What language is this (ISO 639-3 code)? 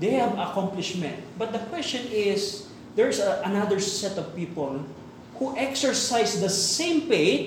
fil